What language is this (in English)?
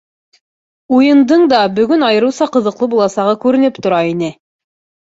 Bashkir